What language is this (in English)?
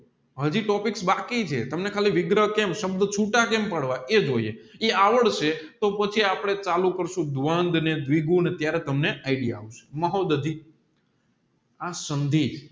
Gujarati